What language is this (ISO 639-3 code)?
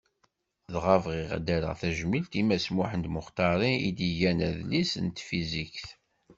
kab